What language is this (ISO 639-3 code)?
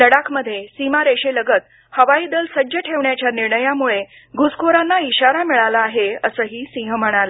mar